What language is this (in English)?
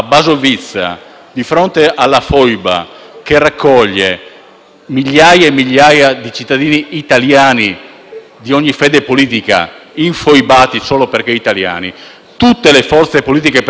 Italian